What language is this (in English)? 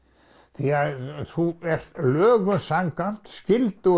Icelandic